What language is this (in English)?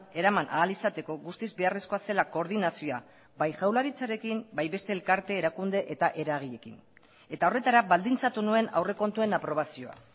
Basque